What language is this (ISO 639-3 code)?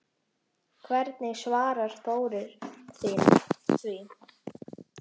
isl